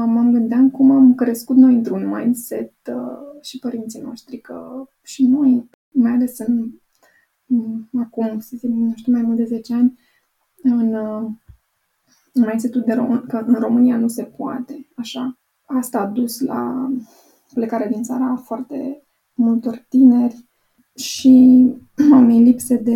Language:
Romanian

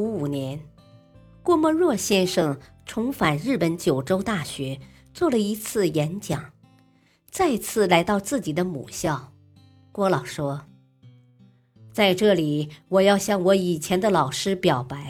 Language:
Chinese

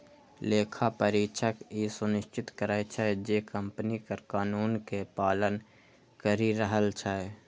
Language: Maithili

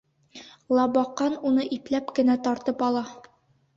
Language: Bashkir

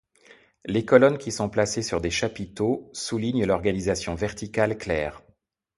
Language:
French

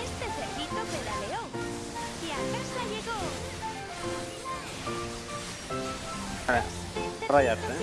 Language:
Spanish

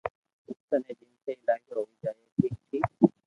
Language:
Loarki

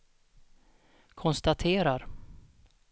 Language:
Swedish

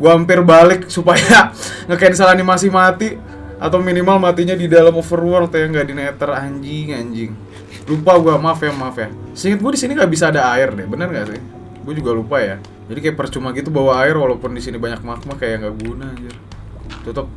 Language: Indonesian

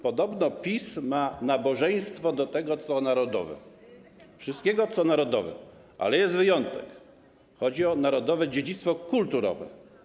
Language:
Polish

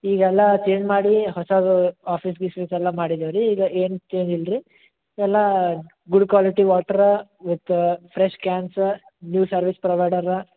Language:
Kannada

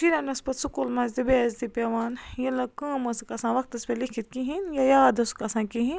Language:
Kashmiri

